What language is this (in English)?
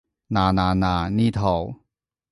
Cantonese